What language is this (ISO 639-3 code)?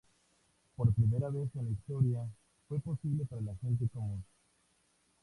spa